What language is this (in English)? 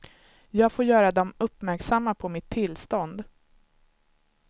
Swedish